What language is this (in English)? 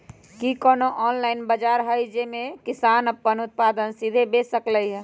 Magahi